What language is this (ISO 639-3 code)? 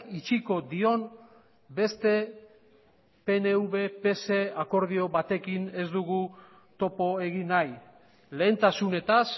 eus